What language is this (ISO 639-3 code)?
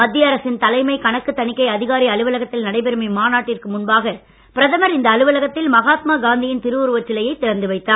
tam